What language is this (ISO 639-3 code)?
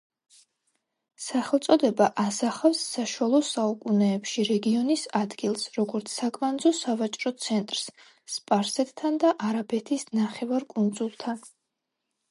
kat